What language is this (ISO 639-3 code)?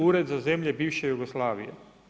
hrv